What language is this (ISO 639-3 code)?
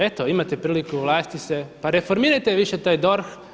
hrv